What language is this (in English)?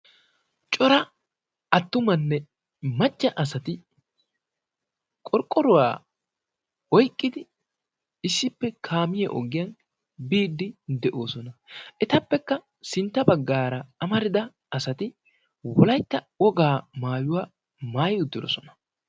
Wolaytta